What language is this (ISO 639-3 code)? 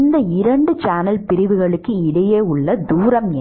tam